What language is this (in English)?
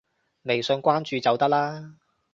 Cantonese